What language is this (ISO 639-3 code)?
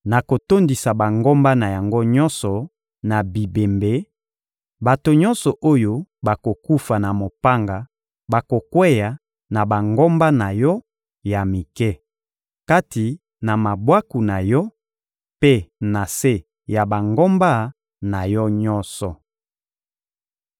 lin